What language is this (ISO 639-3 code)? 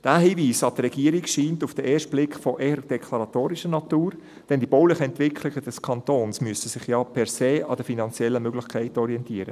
gsw